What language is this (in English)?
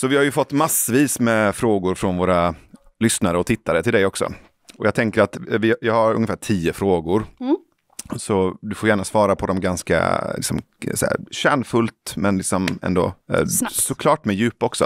Swedish